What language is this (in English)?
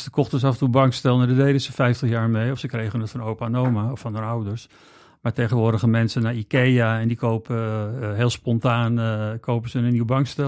Dutch